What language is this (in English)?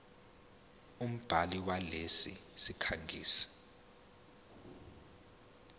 Zulu